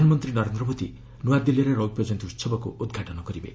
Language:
Odia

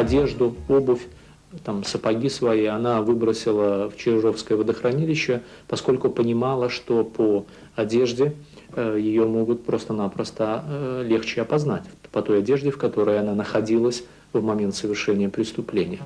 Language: Russian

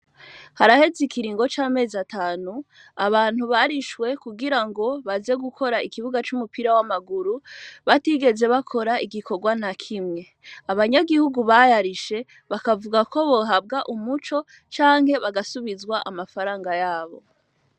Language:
Rundi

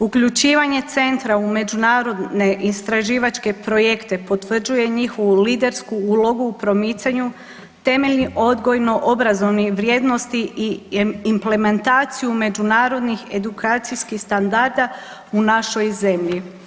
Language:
Croatian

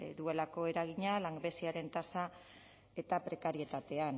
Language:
Basque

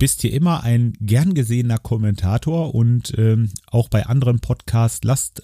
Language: German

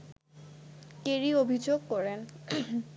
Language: Bangla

